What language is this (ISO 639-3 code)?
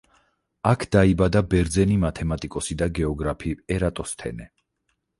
kat